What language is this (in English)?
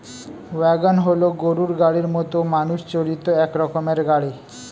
Bangla